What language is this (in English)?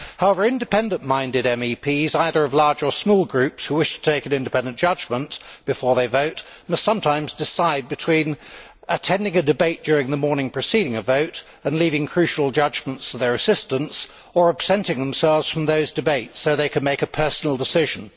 English